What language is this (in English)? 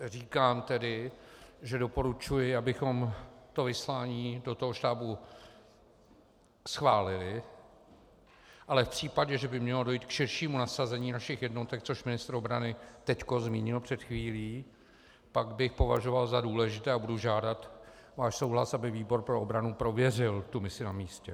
Czech